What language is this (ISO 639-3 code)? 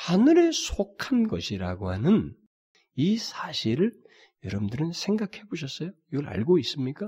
kor